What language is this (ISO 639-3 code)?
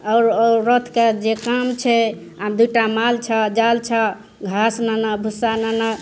mai